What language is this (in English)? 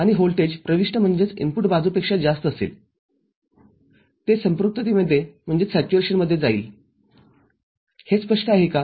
Marathi